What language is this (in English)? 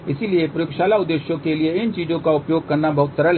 Hindi